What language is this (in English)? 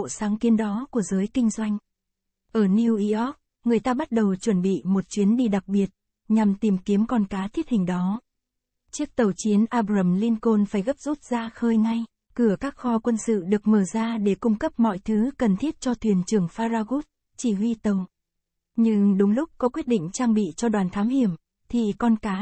Vietnamese